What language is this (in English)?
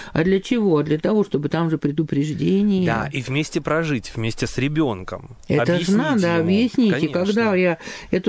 Russian